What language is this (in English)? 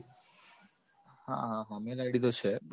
Gujarati